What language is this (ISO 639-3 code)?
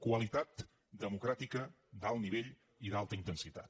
cat